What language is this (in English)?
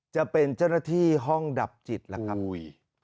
Thai